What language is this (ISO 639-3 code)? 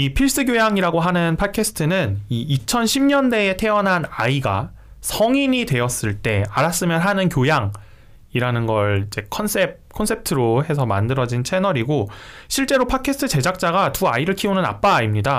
kor